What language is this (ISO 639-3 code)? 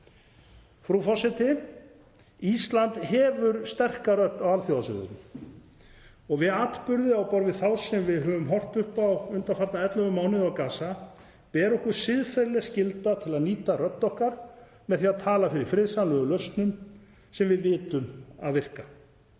isl